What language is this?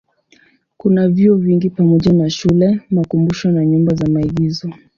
Swahili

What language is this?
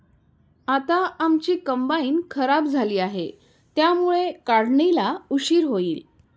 Marathi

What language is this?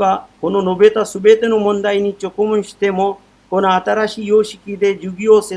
Japanese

